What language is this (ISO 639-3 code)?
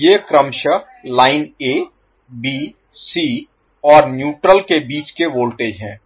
hin